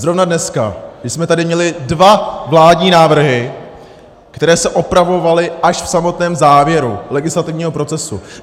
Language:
Czech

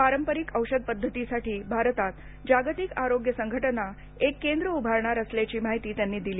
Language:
Marathi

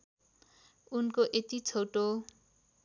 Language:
Nepali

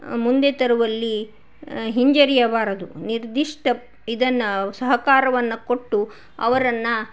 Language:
Kannada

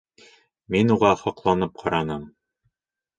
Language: Bashkir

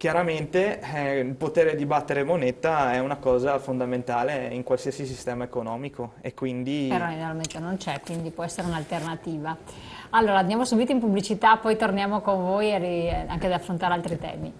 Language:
Italian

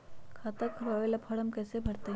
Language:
Magahi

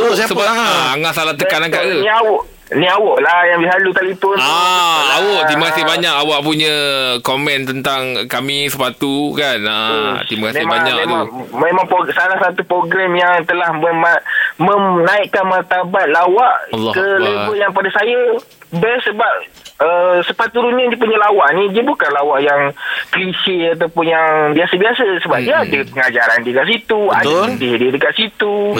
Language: Malay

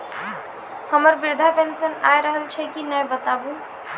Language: Maithili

